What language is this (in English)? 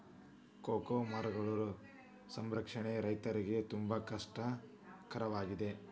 Kannada